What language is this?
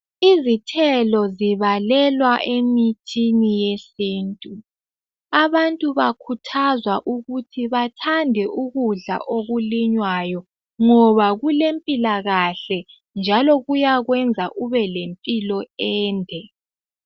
North Ndebele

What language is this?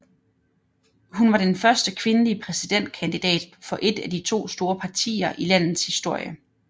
Danish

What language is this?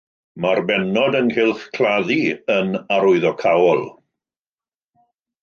Welsh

